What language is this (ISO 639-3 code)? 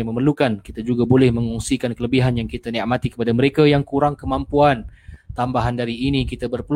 msa